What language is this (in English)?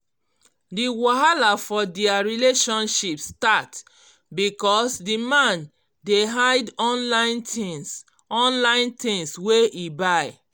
Nigerian Pidgin